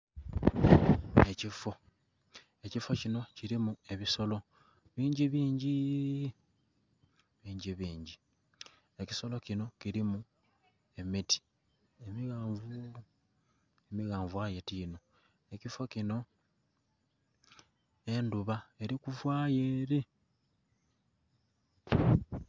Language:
Soga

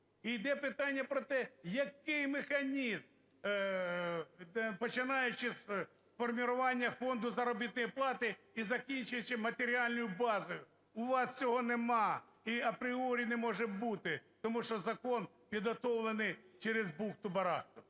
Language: Ukrainian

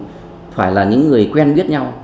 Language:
Vietnamese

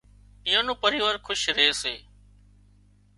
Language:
Wadiyara Koli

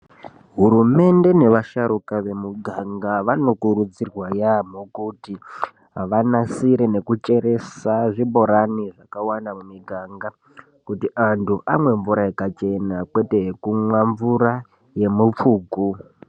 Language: Ndau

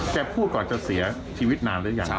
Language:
Thai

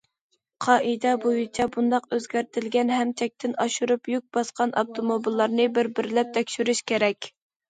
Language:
Uyghur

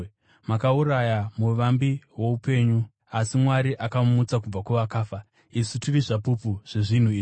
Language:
Shona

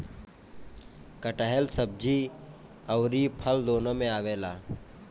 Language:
Bhojpuri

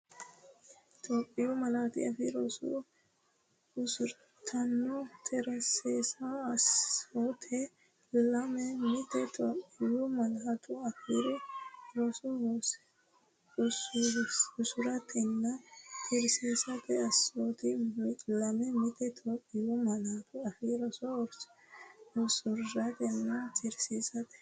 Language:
Sidamo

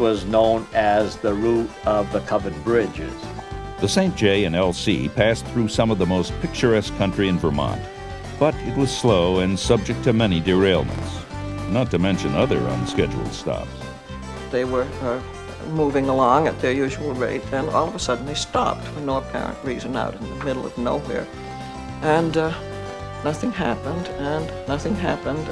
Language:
English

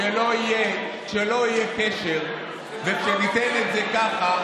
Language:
Hebrew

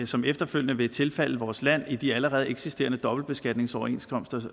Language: Danish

